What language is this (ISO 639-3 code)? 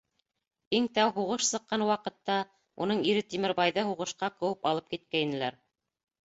bak